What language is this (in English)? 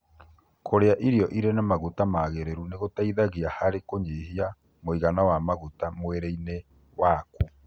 Kikuyu